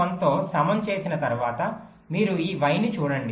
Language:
Telugu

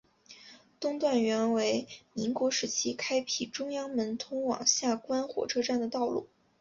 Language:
Chinese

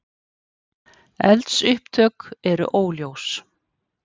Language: Icelandic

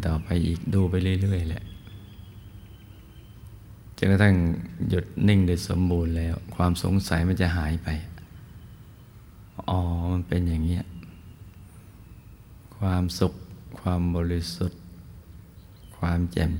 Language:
Thai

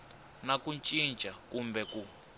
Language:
Tsonga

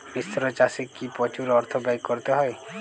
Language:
Bangla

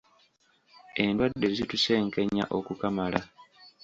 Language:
Ganda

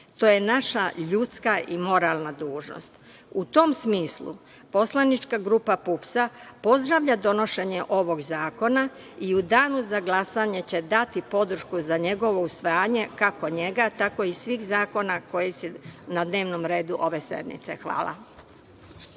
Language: Serbian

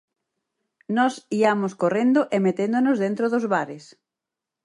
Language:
Galician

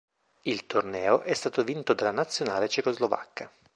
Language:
Italian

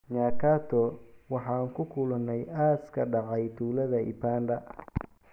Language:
Somali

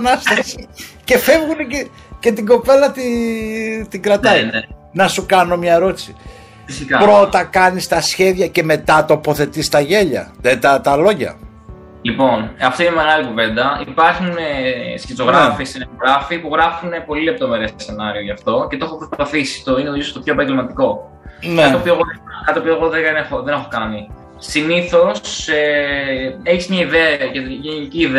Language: Greek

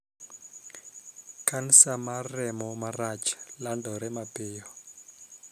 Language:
Luo (Kenya and Tanzania)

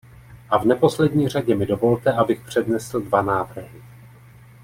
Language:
Czech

